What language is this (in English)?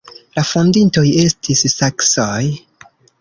Esperanto